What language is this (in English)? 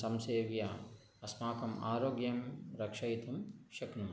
Sanskrit